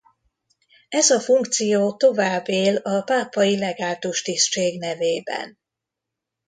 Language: Hungarian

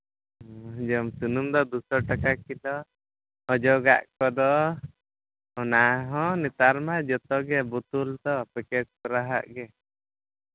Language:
Santali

